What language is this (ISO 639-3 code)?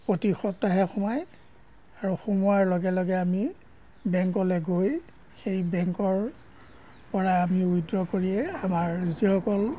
asm